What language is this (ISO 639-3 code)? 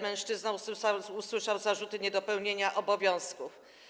pol